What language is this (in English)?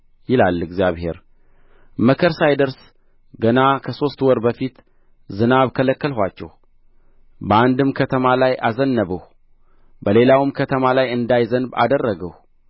Amharic